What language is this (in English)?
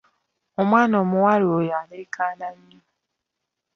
Ganda